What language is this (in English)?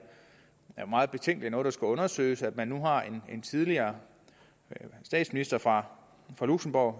Danish